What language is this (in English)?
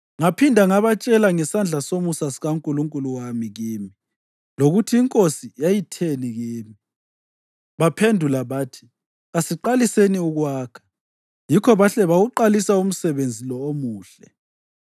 North Ndebele